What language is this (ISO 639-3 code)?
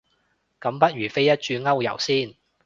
yue